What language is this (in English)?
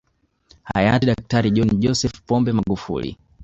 Swahili